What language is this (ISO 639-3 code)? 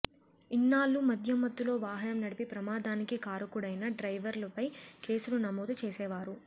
tel